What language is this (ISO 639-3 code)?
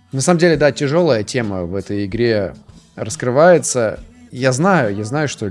rus